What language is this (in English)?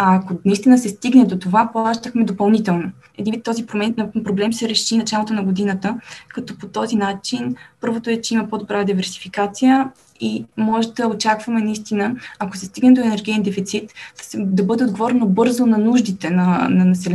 Bulgarian